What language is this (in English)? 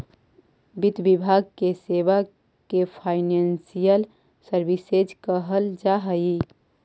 Magahi